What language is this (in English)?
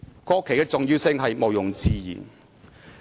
Cantonese